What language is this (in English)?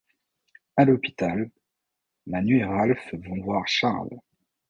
French